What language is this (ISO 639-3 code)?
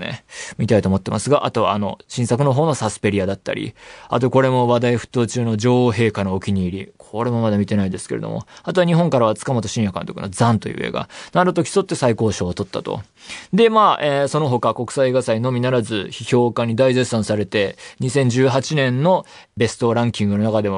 jpn